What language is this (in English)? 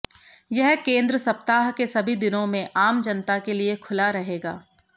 Hindi